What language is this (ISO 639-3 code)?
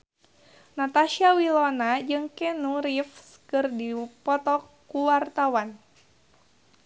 sun